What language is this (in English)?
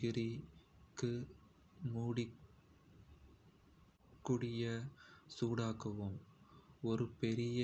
Kota (India)